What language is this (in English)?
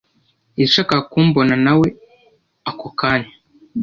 Kinyarwanda